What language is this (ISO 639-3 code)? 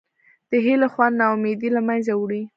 pus